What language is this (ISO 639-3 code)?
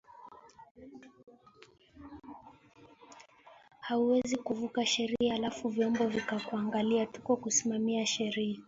swa